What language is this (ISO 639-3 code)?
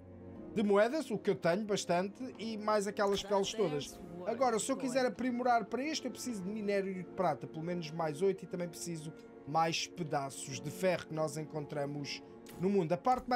por